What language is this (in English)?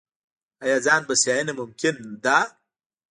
Pashto